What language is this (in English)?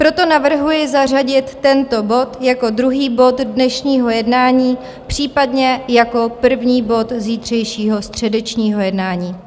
Czech